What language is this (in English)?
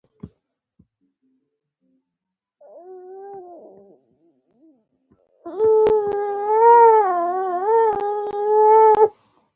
Pashto